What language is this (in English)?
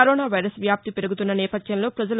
Telugu